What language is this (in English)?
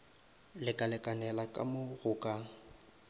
Northern Sotho